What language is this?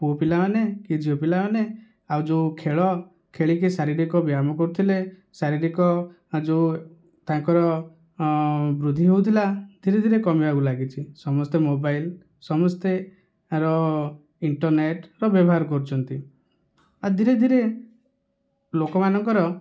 Odia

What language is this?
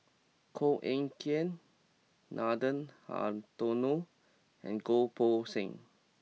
English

